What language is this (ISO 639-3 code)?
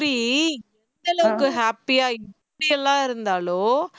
tam